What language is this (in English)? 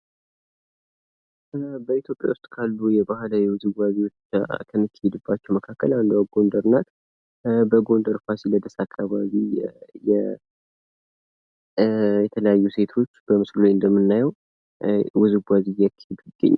Amharic